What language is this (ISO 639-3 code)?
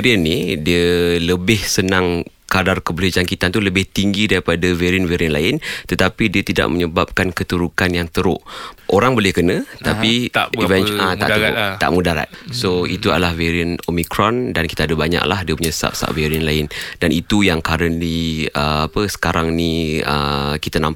msa